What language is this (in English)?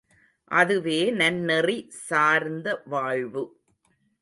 Tamil